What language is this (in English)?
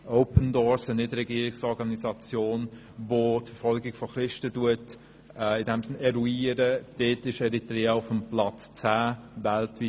Swiss German